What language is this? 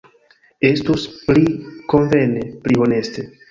Esperanto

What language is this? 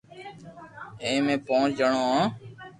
Loarki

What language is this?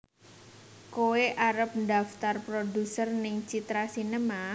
Javanese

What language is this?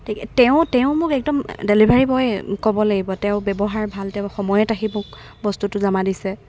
Assamese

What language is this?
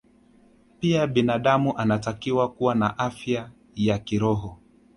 Swahili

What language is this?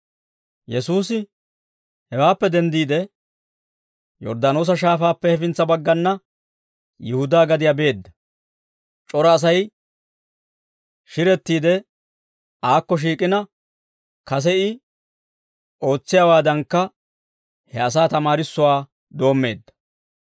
Dawro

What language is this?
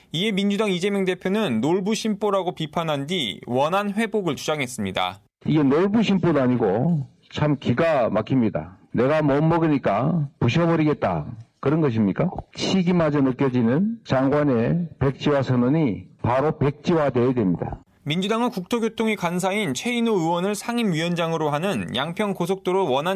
Korean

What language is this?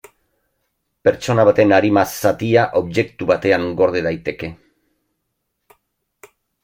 Basque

